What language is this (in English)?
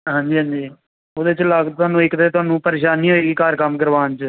Punjabi